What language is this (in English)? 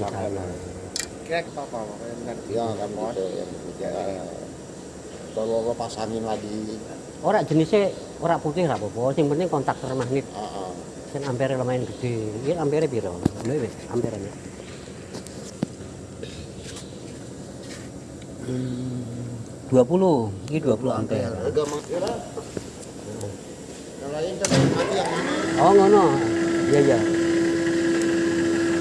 Indonesian